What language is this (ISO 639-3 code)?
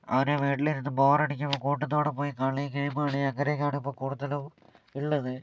mal